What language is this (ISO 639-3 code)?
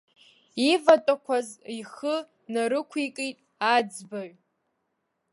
abk